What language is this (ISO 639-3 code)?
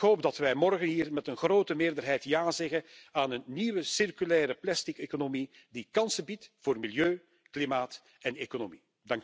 nld